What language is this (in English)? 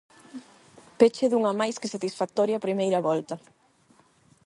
Galician